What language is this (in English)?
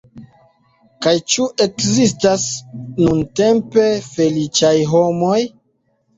Esperanto